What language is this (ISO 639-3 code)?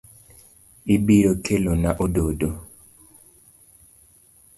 luo